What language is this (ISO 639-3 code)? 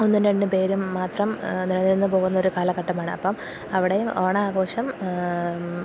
mal